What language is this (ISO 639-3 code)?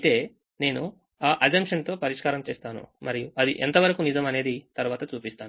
tel